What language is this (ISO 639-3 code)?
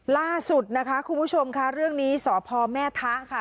tha